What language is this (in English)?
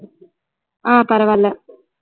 Tamil